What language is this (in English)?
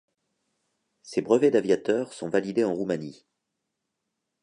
French